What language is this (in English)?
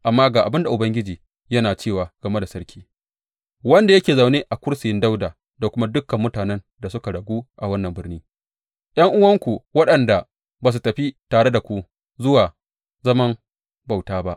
Hausa